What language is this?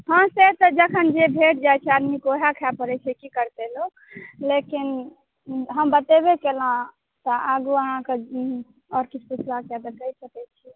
Maithili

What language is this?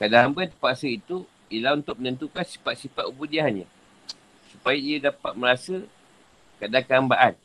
Malay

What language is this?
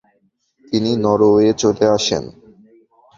Bangla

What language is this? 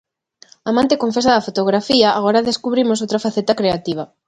Galician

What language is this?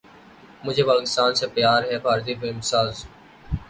Urdu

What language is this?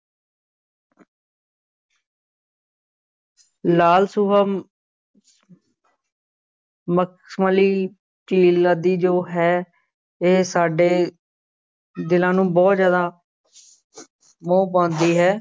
Punjabi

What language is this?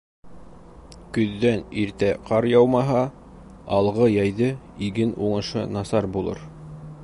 Bashkir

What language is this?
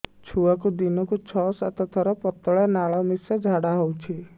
Odia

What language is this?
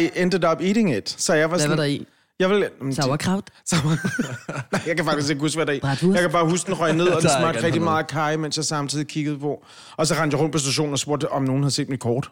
Danish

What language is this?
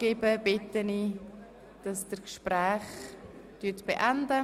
Swiss German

